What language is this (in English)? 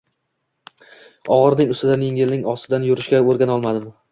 Uzbek